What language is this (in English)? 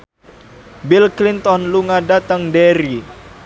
Javanese